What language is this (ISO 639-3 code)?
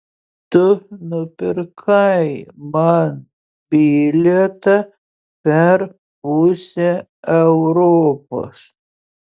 lit